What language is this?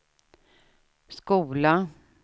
Swedish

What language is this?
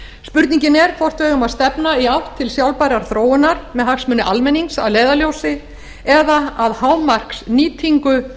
Icelandic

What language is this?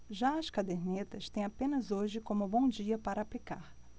Portuguese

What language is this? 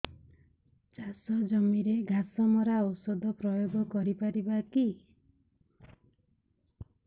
Odia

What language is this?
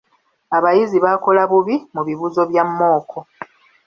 Ganda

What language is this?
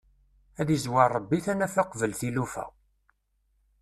Kabyle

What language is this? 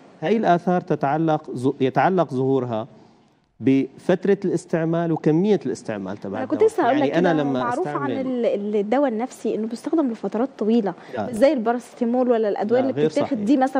Arabic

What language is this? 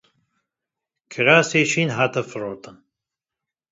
Kurdish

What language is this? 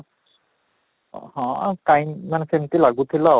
Odia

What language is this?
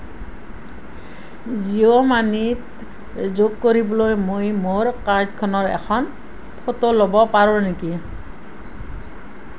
Assamese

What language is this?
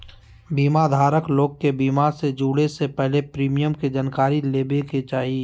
Magahi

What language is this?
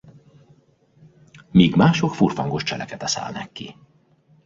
Hungarian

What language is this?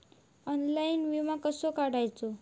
Marathi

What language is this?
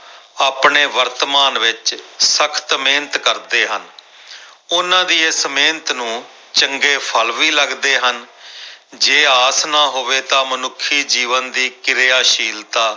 Punjabi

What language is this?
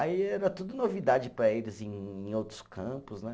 Portuguese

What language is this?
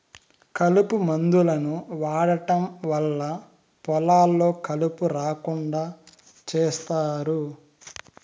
Telugu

